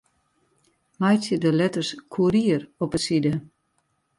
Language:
Western Frisian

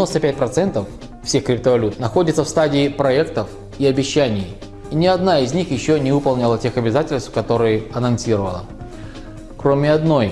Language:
Russian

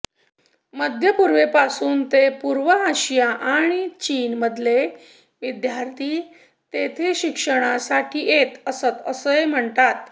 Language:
Marathi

